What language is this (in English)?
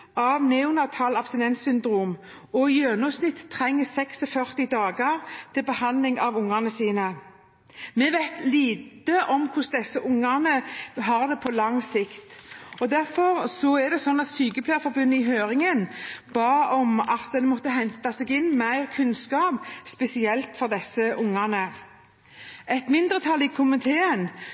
Norwegian Bokmål